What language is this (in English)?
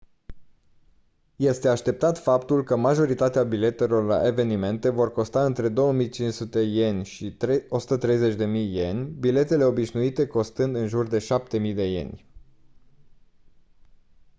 Romanian